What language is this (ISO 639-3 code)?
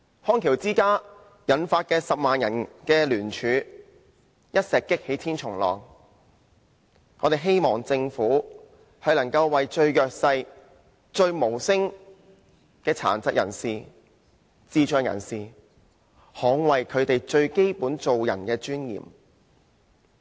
yue